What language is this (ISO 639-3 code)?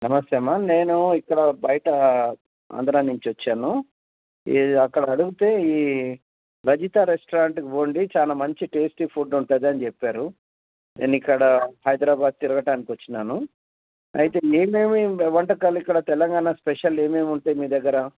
tel